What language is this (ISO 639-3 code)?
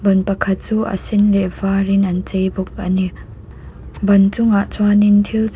lus